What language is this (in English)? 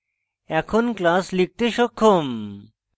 Bangla